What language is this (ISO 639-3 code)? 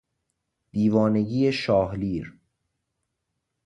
fas